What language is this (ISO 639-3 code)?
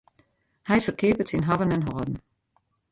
fry